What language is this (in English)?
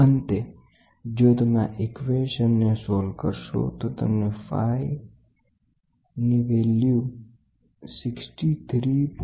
Gujarati